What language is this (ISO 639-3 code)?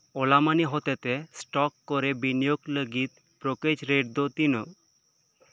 sat